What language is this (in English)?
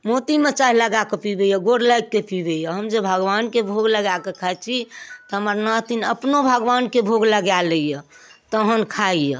Maithili